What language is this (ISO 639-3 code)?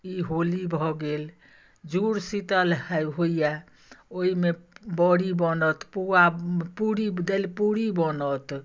mai